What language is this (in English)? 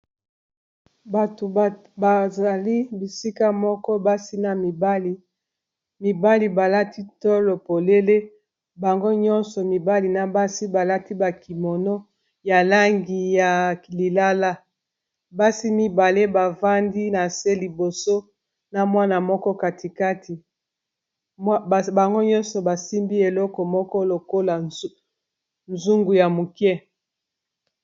Lingala